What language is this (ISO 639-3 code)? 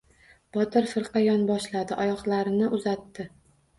uzb